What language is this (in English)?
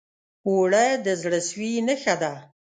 Pashto